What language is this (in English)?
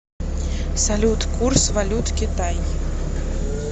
Russian